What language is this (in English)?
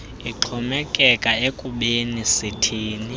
Xhosa